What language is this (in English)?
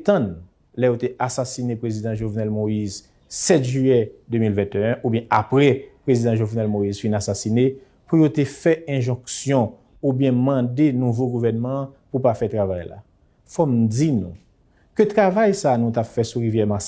French